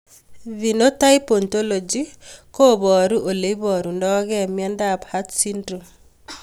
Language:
Kalenjin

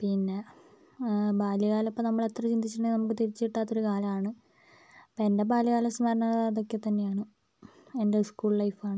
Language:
Malayalam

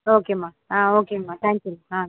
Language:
Tamil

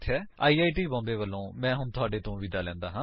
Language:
Punjabi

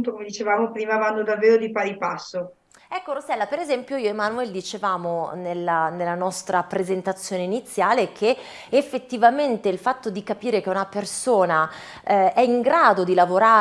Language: Italian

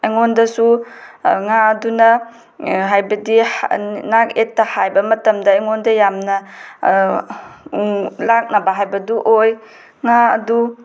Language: Manipuri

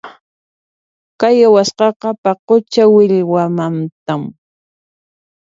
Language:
Puno Quechua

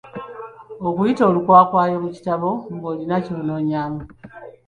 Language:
Ganda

